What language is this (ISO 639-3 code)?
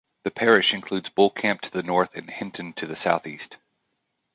eng